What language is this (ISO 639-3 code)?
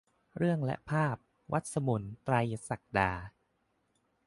tha